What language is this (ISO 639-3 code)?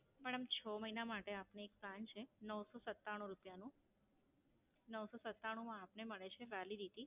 guj